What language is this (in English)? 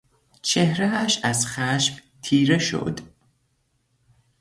Persian